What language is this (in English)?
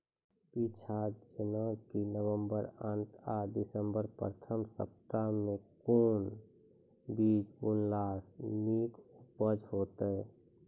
Maithili